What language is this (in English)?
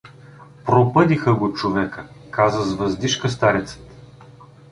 Bulgarian